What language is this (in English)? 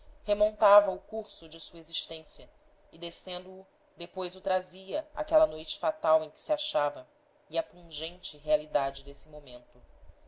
Portuguese